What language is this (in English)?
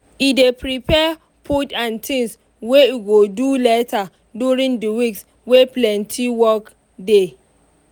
Nigerian Pidgin